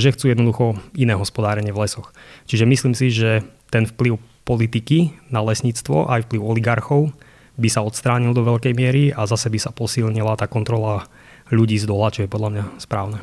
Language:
Slovak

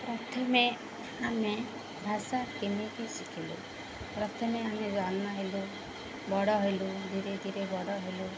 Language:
Odia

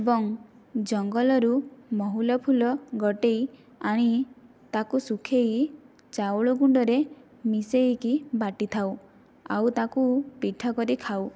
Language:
Odia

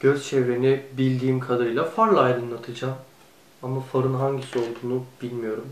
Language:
Turkish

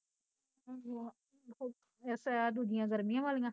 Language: Punjabi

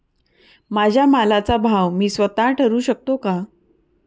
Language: Marathi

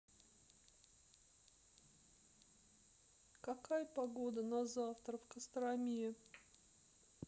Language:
Russian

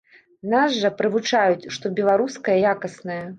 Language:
Belarusian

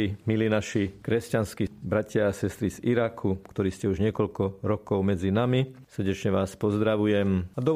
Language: Slovak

